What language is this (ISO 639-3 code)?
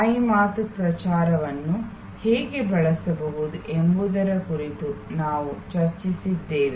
kan